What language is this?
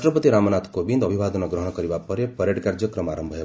Odia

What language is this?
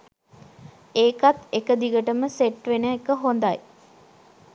Sinhala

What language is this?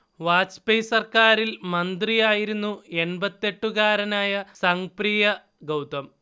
Malayalam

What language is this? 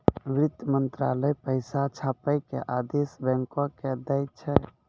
Maithili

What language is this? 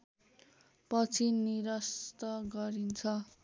Nepali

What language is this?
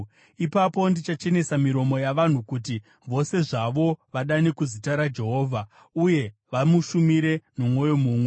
Shona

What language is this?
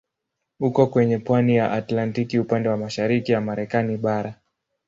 Swahili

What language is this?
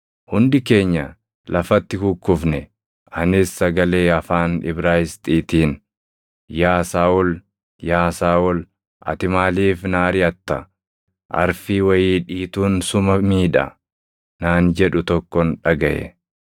Oromo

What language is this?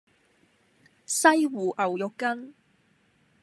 Cantonese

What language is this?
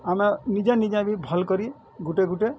Odia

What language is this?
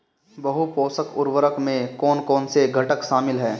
Hindi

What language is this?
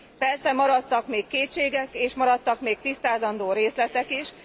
Hungarian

